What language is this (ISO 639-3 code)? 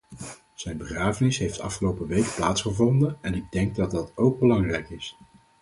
nld